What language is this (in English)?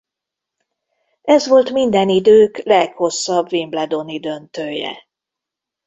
Hungarian